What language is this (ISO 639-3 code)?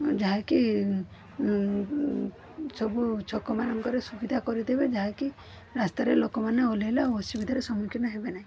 ori